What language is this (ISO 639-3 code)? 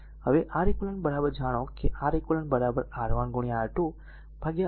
guj